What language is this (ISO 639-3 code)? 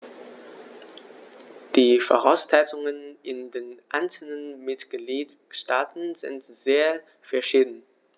deu